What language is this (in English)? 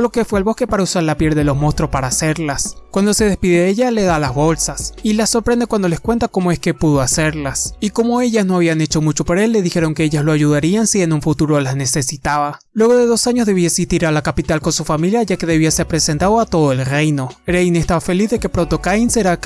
Spanish